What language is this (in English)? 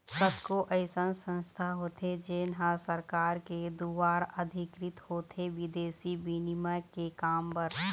Chhattisgarhi